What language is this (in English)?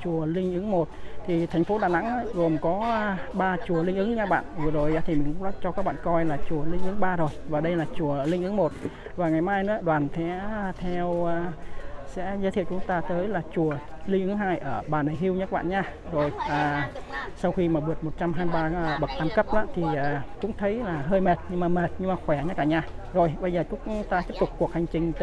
Vietnamese